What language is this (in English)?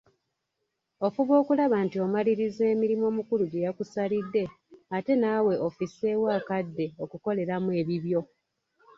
Ganda